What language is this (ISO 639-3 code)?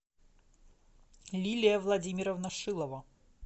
rus